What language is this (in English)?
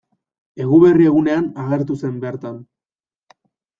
Basque